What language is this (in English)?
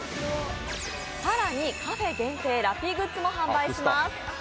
Japanese